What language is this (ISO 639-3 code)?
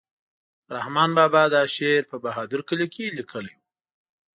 pus